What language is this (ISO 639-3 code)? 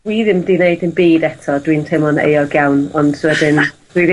cym